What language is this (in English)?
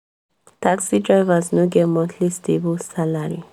Nigerian Pidgin